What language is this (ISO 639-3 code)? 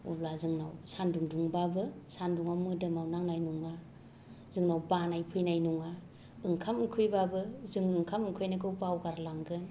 brx